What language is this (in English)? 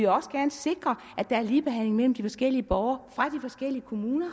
Danish